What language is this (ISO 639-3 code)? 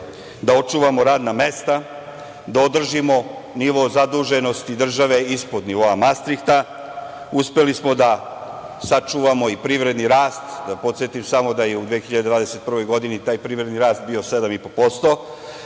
srp